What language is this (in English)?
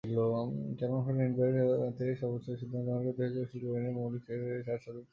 Bangla